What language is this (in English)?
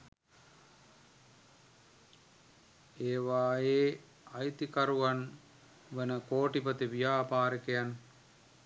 Sinhala